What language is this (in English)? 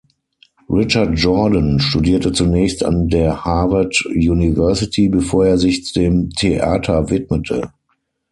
German